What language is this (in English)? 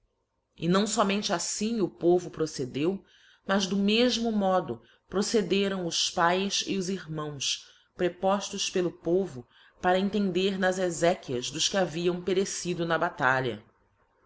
Portuguese